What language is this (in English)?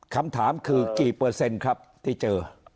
Thai